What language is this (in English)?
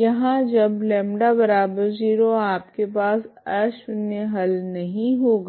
Hindi